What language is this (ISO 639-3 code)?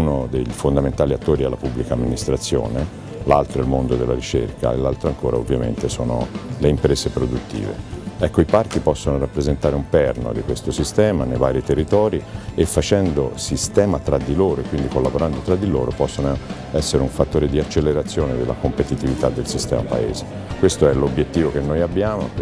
ita